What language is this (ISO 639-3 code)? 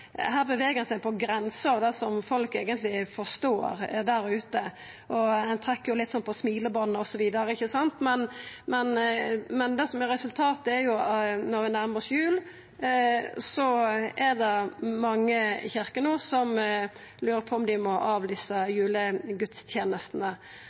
nno